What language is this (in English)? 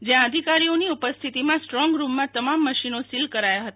Gujarati